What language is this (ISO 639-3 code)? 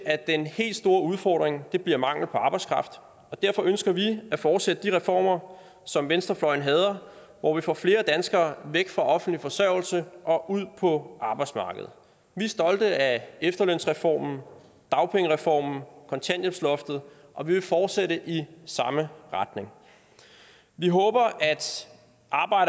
dan